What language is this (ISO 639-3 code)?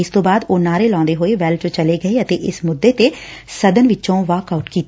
pan